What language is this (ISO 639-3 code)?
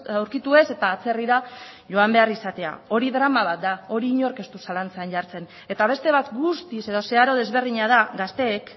eus